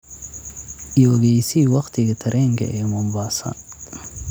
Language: Somali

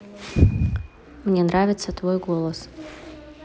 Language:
Russian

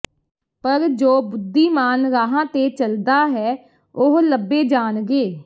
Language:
Punjabi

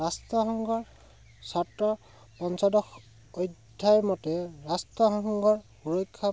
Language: Assamese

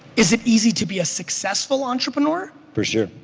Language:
English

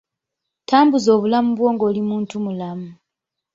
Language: Ganda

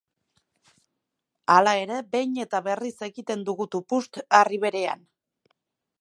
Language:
Basque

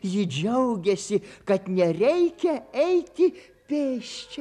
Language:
Lithuanian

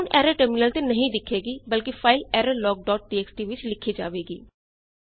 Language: Punjabi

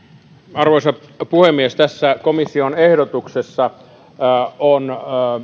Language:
Finnish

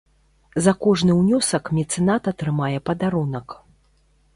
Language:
Belarusian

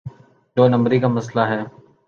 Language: Urdu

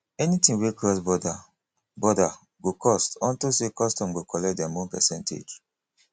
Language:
Nigerian Pidgin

